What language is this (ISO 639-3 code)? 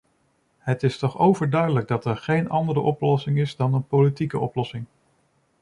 nld